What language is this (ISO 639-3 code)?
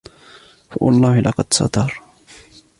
ara